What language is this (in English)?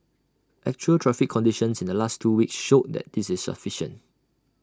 English